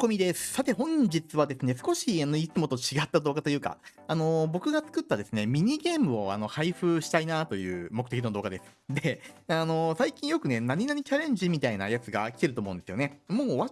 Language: Japanese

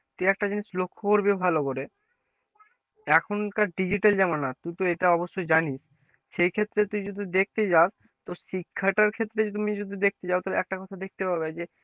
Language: Bangla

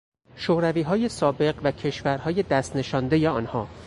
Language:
Persian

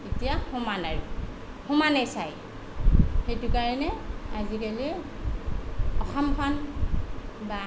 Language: Assamese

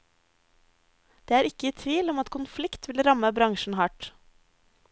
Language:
Norwegian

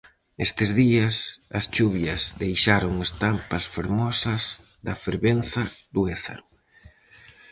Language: Galician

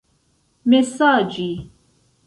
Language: Esperanto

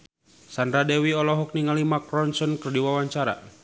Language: Sundanese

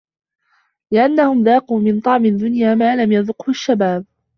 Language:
Arabic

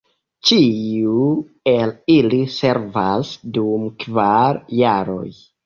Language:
Esperanto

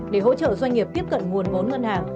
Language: Vietnamese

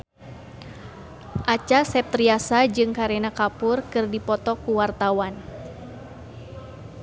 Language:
Sundanese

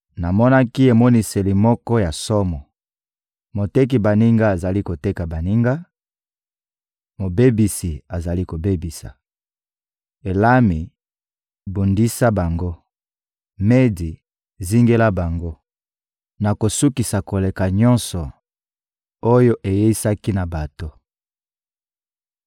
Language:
Lingala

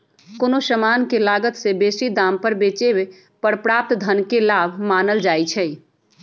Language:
Magahi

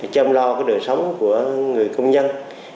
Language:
Vietnamese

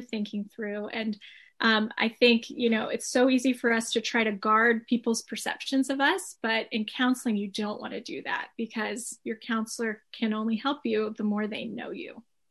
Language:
English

